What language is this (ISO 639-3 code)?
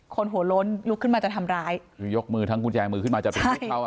tha